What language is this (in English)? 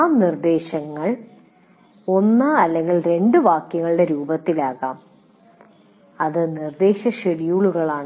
Malayalam